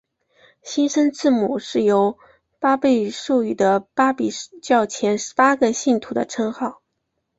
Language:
Chinese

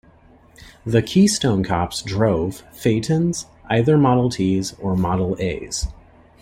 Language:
English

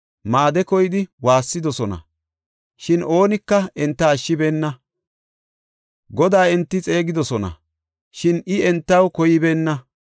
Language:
Gofa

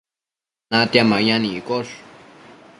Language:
Matsés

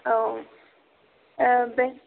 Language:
Bodo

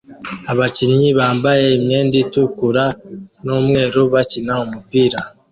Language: Kinyarwanda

